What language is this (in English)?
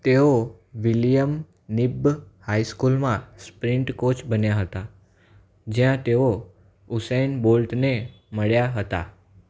Gujarati